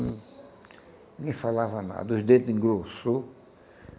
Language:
Portuguese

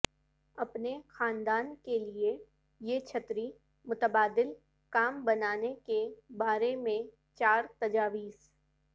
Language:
Urdu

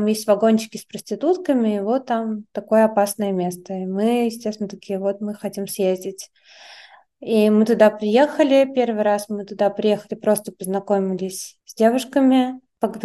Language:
Russian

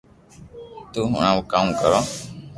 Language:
Loarki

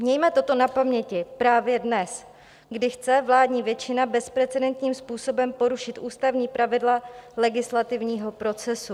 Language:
Czech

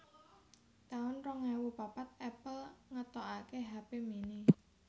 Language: Javanese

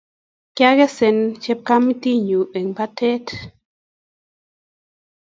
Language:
Kalenjin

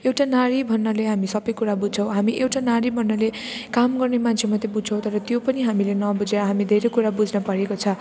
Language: Nepali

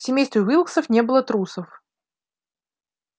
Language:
Russian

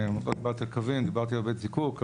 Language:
Hebrew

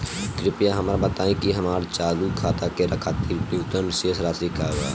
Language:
Bhojpuri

